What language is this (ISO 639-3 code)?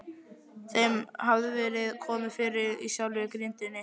isl